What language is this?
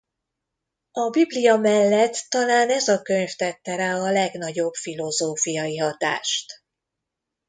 Hungarian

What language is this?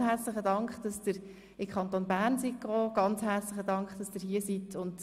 Swiss German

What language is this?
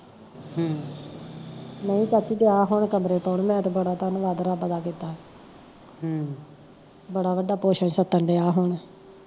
Punjabi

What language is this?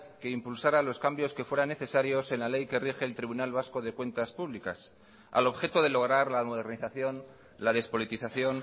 Spanish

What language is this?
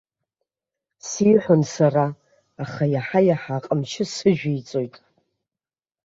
Abkhazian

